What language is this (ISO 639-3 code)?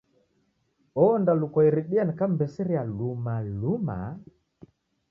dav